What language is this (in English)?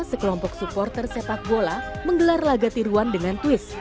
Indonesian